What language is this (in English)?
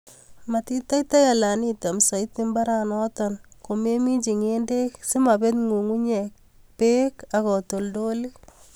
Kalenjin